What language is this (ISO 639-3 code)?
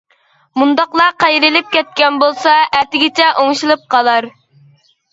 uig